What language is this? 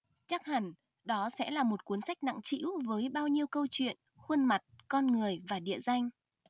Vietnamese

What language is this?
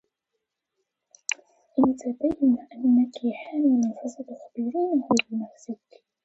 Arabic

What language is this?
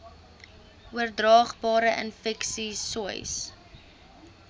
Afrikaans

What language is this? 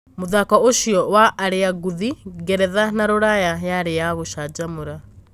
Kikuyu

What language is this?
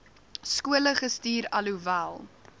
Afrikaans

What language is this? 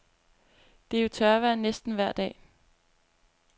Danish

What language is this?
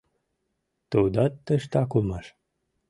Mari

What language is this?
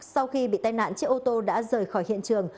Vietnamese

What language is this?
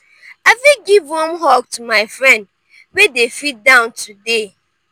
Nigerian Pidgin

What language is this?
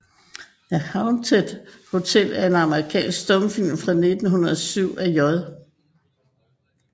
Danish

